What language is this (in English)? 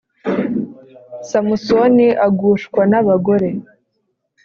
Kinyarwanda